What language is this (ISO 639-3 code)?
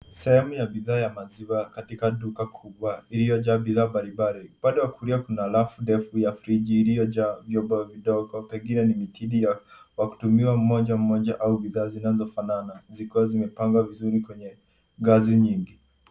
swa